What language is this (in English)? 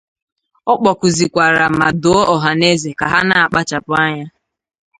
Igbo